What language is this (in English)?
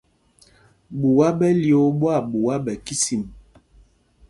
Mpumpong